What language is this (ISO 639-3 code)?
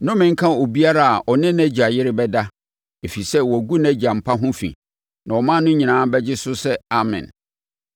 aka